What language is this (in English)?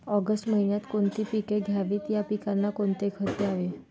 Marathi